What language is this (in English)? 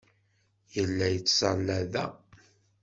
Kabyle